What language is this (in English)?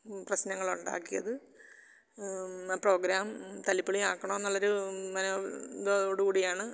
Malayalam